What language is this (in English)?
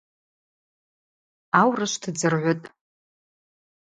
Abaza